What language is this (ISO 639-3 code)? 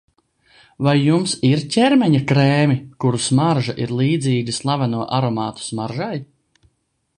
lav